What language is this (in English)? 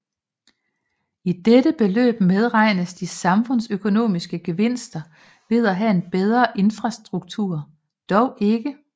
Danish